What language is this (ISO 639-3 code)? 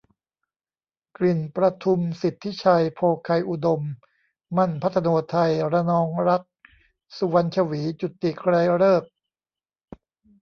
tha